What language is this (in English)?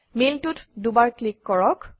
Assamese